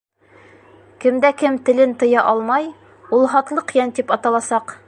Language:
Bashkir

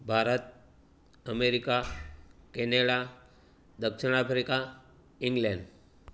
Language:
Gujarati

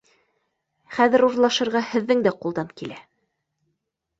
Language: Bashkir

